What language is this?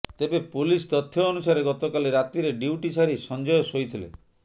Odia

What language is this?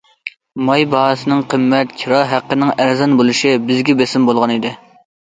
Uyghur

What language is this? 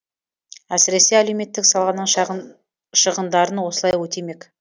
Kazakh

